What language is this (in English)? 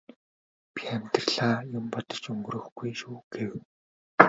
Mongolian